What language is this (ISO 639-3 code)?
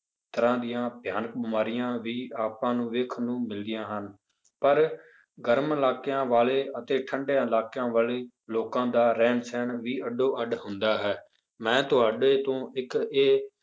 pan